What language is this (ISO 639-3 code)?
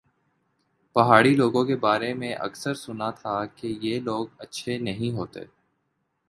urd